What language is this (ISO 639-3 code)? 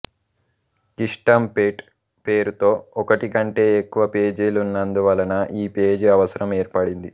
tel